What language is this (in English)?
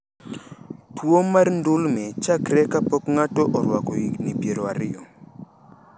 Luo (Kenya and Tanzania)